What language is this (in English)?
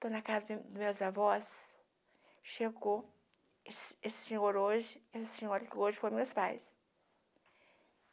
Portuguese